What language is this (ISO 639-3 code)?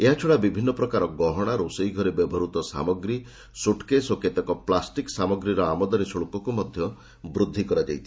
ori